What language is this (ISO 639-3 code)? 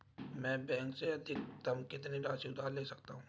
hin